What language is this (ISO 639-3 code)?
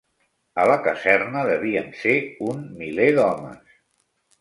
cat